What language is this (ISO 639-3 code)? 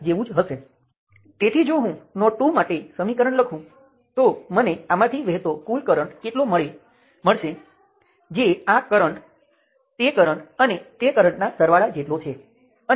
guj